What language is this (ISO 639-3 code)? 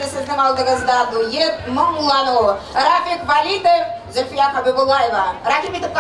ukr